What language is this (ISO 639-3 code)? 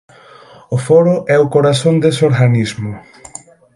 glg